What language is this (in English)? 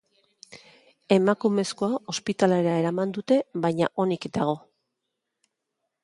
Basque